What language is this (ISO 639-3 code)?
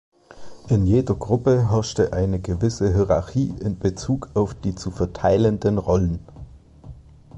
deu